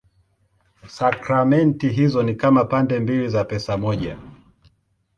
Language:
Swahili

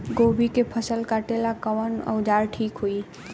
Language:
Bhojpuri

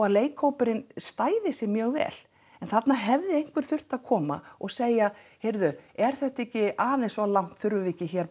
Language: Icelandic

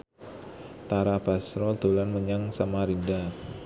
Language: Javanese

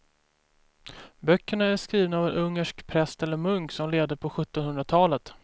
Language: Swedish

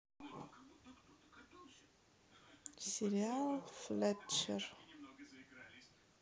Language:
Russian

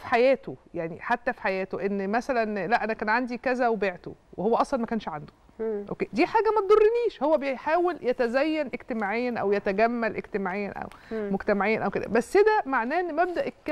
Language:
Arabic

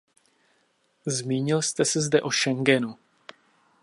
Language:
Czech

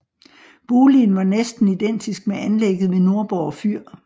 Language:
Danish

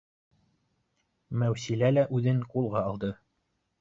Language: Bashkir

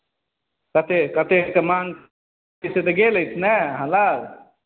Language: Maithili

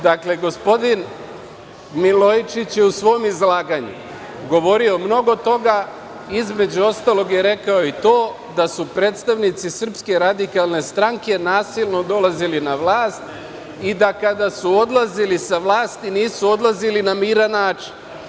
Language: Serbian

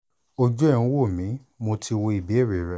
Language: Yoruba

